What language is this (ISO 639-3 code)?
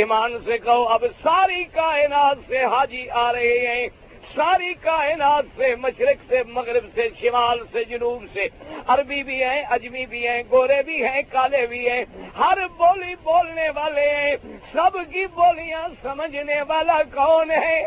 urd